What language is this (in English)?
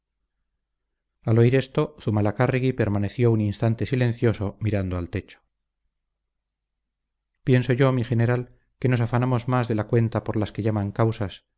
Spanish